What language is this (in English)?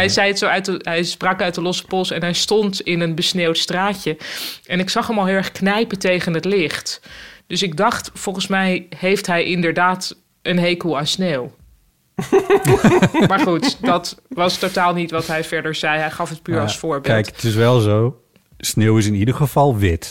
Dutch